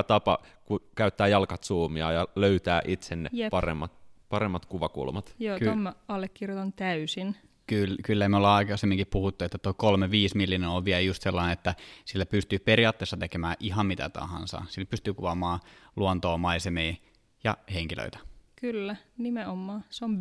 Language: Finnish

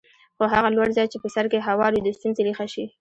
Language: Pashto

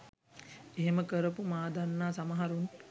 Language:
Sinhala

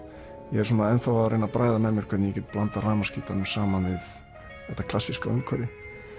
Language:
Icelandic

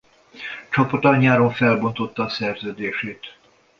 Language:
Hungarian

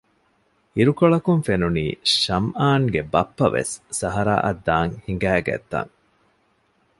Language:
Divehi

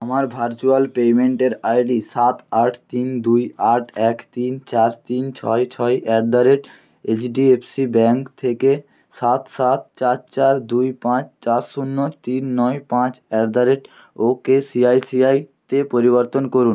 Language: Bangla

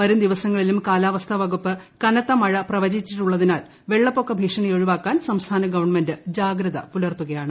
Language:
Malayalam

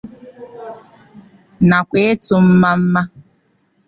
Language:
Igbo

